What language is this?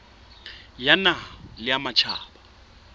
Southern Sotho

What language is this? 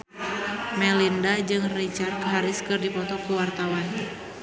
Sundanese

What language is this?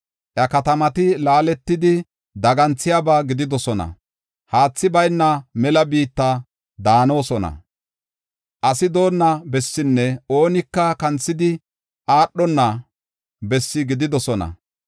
Gofa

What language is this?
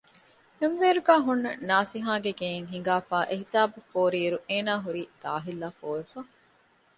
Divehi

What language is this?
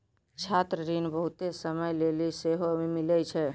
Maithili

